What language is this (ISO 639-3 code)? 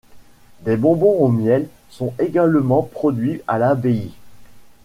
fra